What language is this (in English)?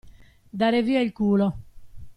Italian